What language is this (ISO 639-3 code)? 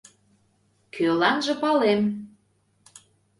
chm